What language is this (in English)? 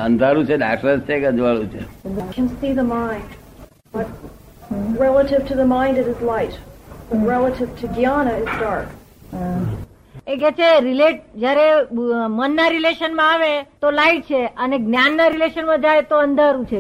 Gujarati